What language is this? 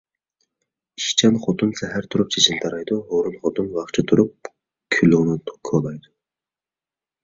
Uyghur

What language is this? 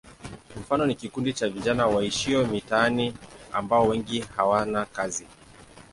Swahili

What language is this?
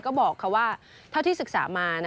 Thai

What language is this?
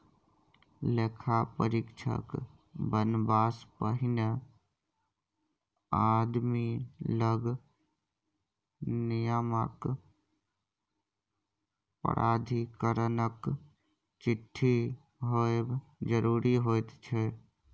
Maithili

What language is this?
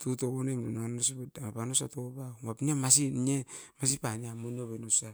Askopan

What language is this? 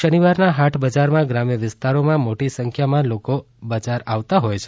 Gujarati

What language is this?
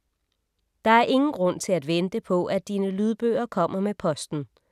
Danish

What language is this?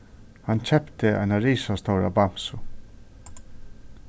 Faroese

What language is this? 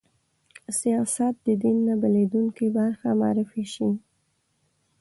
Pashto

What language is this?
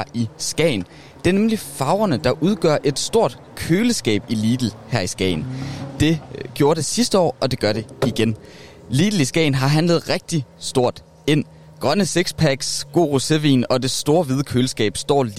Danish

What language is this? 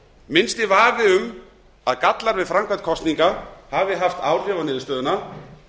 Icelandic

